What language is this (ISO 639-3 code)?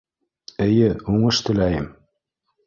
bak